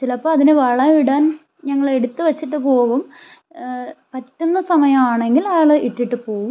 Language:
Malayalam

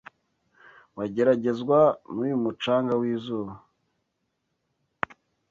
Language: Kinyarwanda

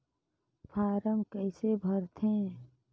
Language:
Chhattisgarhi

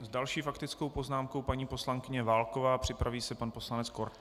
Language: Czech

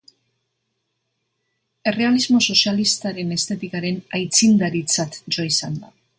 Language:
Basque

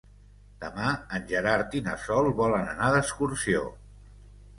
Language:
Catalan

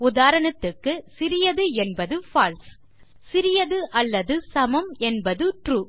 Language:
Tamil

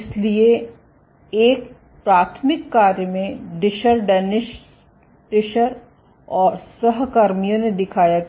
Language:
Hindi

